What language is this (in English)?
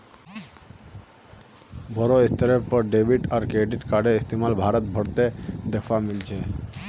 Magahi